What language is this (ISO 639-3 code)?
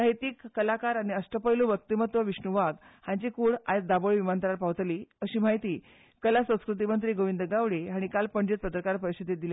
kok